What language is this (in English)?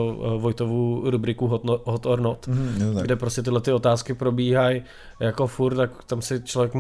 Czech